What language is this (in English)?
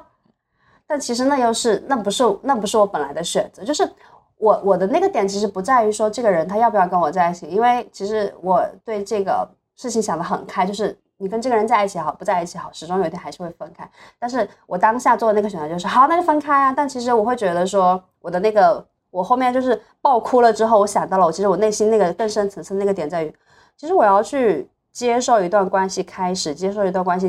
Chinese